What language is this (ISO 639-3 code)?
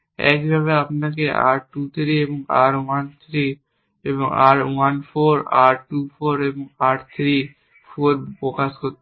ben